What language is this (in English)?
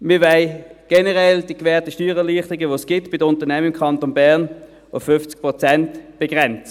Swiss German